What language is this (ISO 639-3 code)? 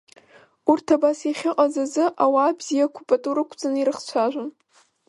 abk